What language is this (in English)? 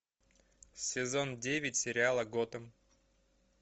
Russian